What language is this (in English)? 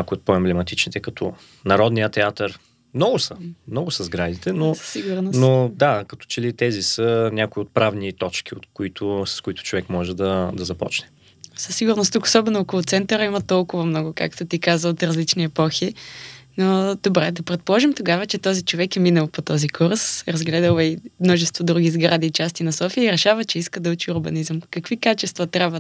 Bulgarian